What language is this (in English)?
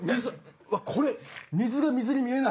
Japanese